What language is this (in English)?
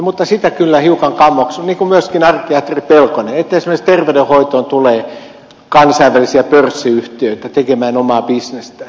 Finnish